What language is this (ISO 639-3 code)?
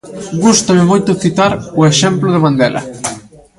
glg